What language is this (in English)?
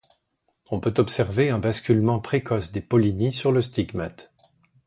French